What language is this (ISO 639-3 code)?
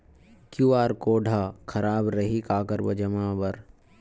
hne